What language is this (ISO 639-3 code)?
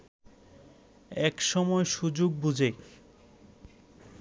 ben